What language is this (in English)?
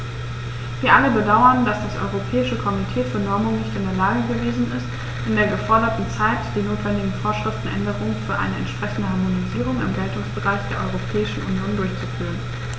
German